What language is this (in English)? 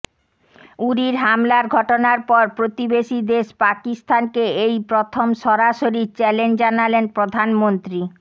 Bangla